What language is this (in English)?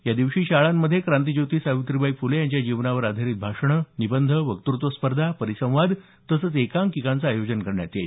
Marathi